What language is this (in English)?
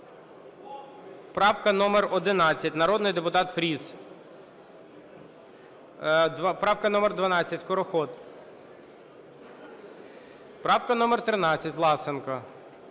Ukrainian